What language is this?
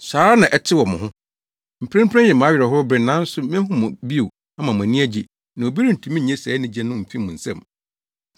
Akan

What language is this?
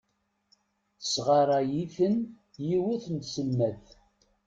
Kabyle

